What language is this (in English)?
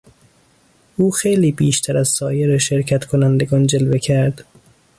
Persian